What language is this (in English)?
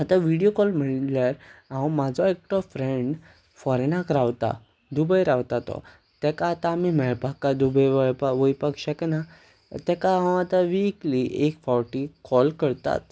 Konkani